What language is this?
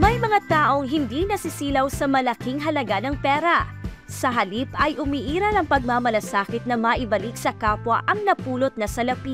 Filipino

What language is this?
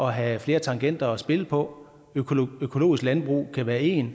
Danish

